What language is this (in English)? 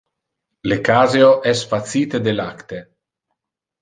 Interlingua